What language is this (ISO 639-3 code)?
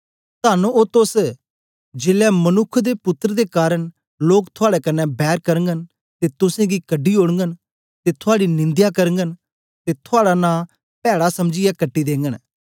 doi